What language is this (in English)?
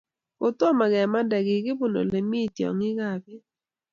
Kalenjin